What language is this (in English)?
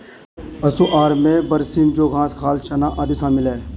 Hindi